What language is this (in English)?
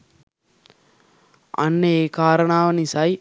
Sinhala